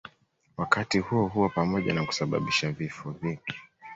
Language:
Swahili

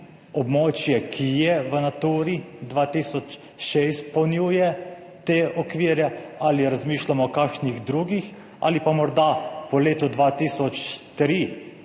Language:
Slovenian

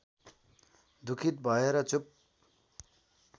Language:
Nepali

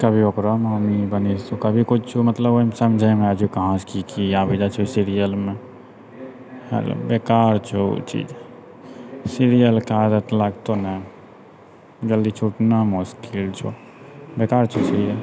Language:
Maithili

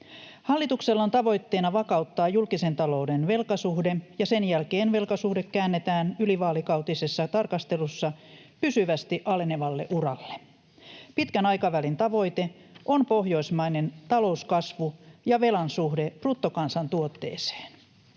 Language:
Finnish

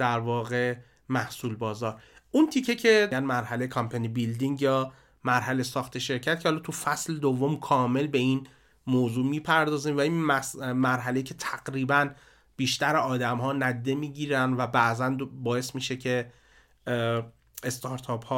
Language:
Persian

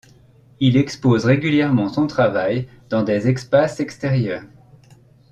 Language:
French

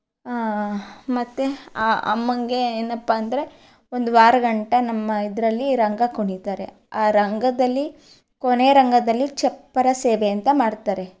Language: Kannada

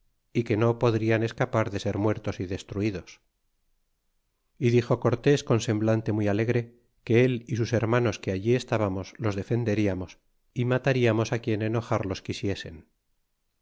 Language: Spanish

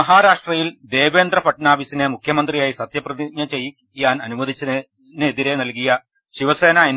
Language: Malayalam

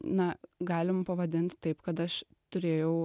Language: Lithuanian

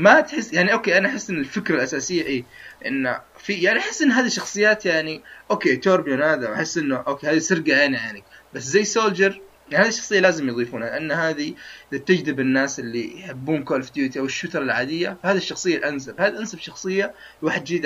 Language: Arabic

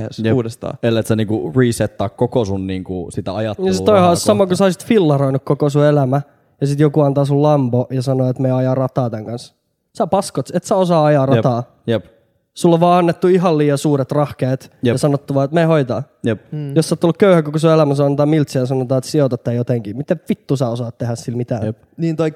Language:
Finnish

